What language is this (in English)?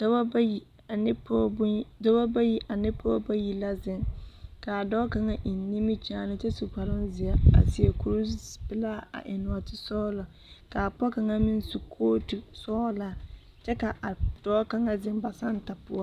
Southern Dagaare